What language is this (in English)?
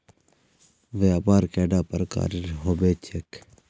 Magahi